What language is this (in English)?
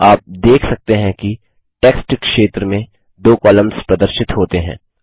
Hindi